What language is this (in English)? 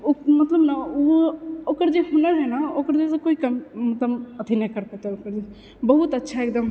Maithili